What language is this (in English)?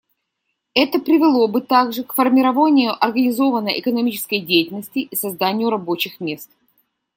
Russian